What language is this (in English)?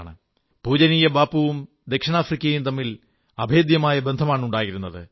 Malayalam